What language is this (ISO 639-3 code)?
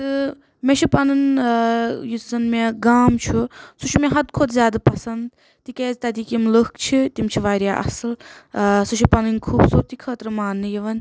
kas